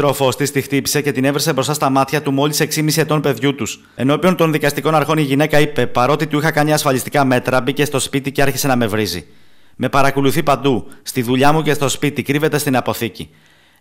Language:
Greek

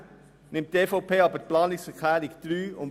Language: Swiss German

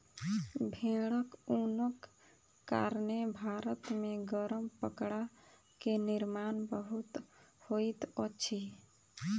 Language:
Maithili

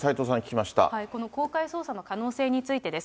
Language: Japanese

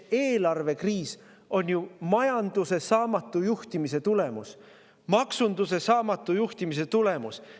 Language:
Estonian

